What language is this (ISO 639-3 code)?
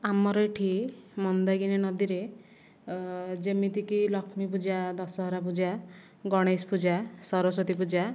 ori